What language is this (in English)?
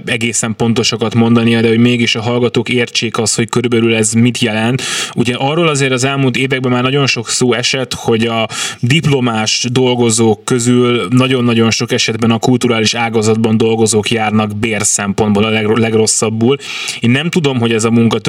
Hungarian